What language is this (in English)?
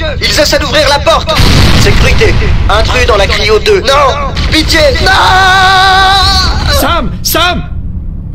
French